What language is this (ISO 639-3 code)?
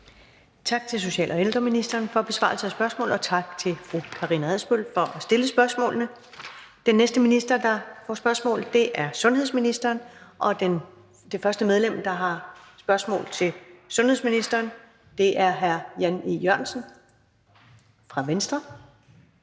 dan